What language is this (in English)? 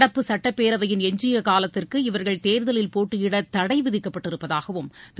Tamil